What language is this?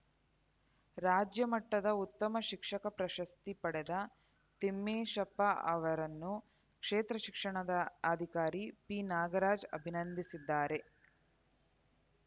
Kannada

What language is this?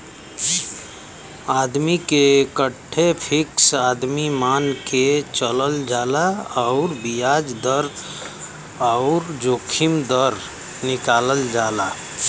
Bhojpuri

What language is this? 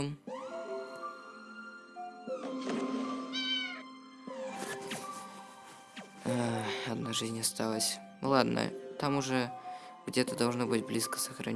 Russian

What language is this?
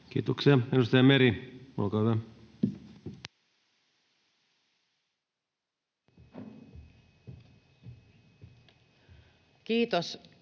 Finnish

